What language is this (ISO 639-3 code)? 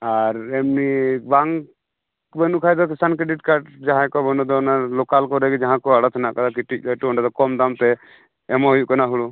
sat